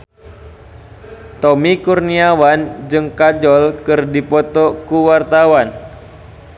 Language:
Sundanese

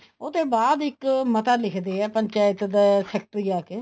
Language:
Punjabi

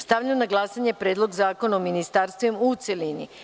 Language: Serbian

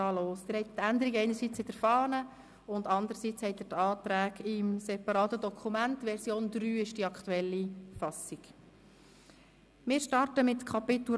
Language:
Swiss German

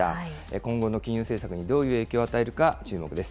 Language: Japanese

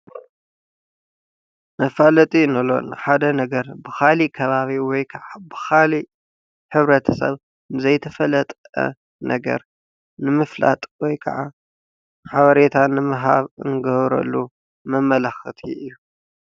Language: Tigrinya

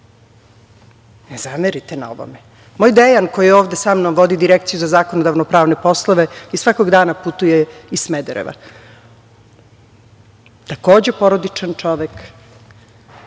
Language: Serbian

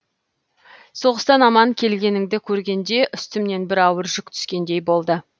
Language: Kazakh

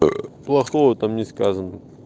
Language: Russian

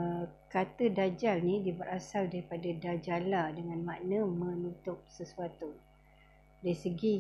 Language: Malay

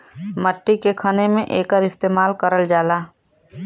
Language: Bhojpuri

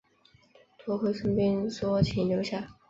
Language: Chinese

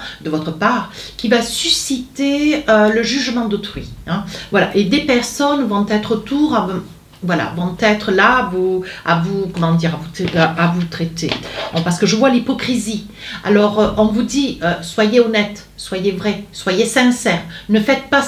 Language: French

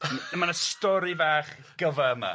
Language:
Welsh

